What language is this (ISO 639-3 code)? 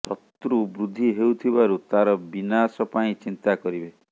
ori